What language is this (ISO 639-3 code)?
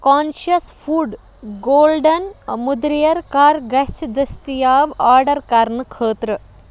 kas